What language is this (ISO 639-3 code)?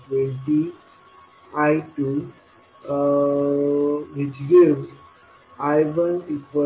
mar